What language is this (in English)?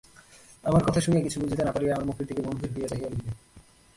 Bangla